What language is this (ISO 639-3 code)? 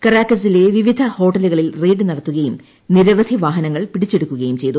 mal